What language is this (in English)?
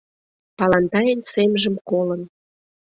Mari